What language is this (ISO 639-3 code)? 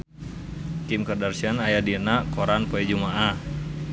sun